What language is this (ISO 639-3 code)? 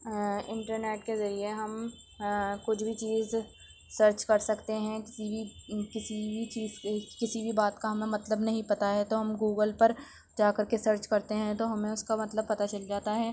urd